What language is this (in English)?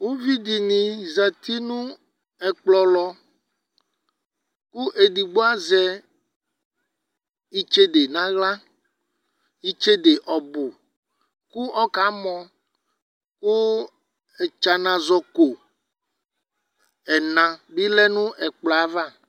Ikposo